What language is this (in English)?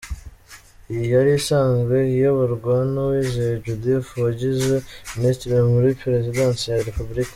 Kinyarwanda